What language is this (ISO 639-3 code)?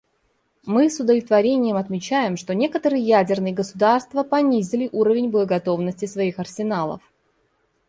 rus